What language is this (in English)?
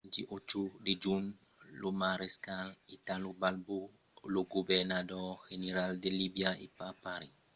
Occitan